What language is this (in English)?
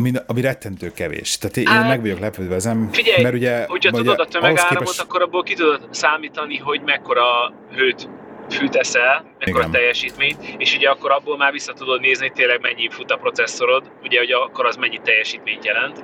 Hungarian